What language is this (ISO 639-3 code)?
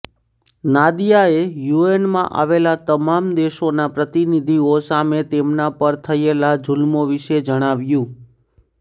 guj